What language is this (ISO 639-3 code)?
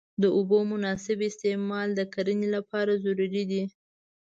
pus